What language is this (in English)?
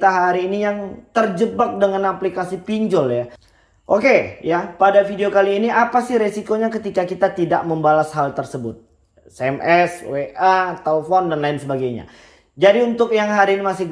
Indonesian